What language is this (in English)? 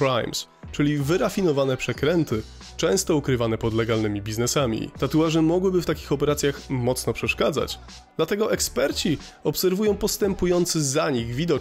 Polish